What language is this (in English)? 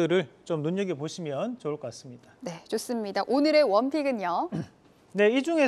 Korean